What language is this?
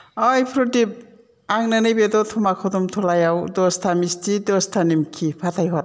Bodo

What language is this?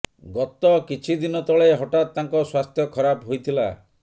Odia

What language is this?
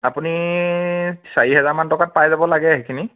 Assamese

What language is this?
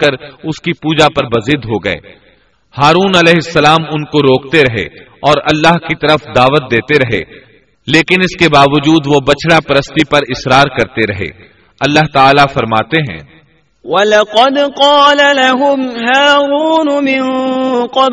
Urdu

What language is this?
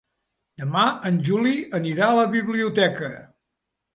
Catalan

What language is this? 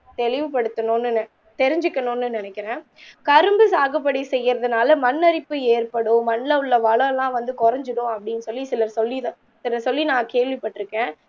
Tamil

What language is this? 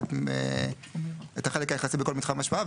Hebrew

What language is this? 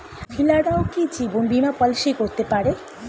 Bangla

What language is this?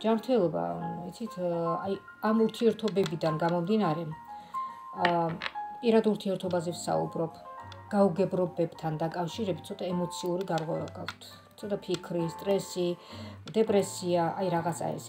Romanian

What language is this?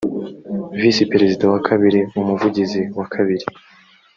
Kinyarwanda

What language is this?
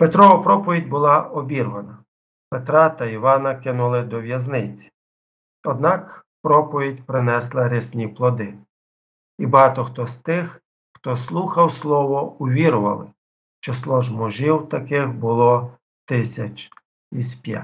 Ukrainian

